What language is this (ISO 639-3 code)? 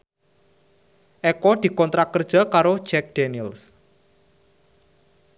jav